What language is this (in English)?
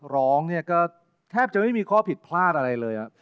Thai